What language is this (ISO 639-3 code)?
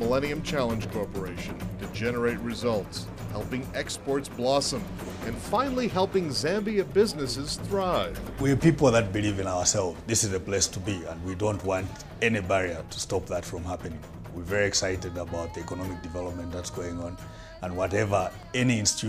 eng